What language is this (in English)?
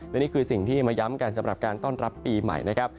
Thai